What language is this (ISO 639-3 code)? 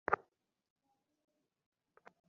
ben